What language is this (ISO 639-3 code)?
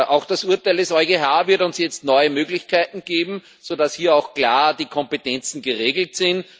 deu